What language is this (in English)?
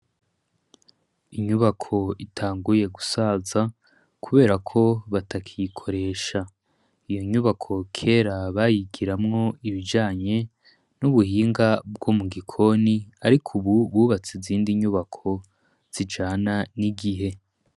Rundi